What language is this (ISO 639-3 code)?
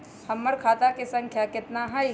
mag